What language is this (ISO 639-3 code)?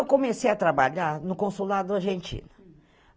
por